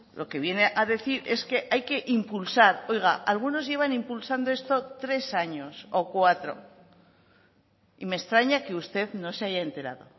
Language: Spanish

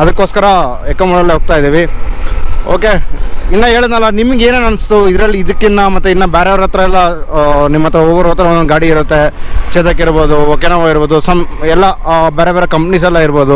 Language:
Kannada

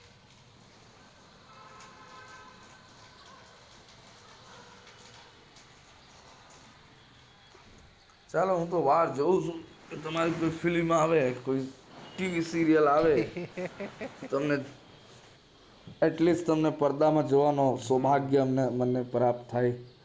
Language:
Gujarati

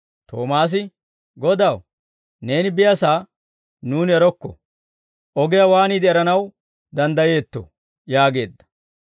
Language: Dawro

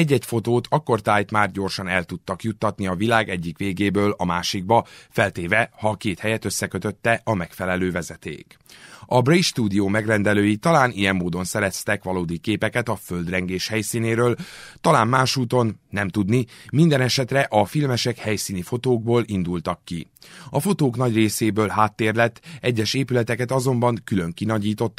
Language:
Hungarian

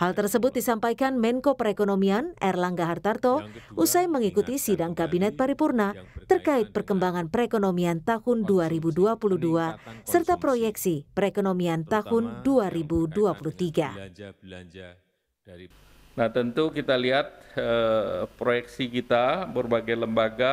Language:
Indonesian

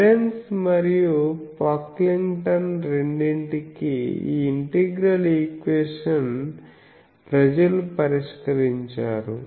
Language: Telugu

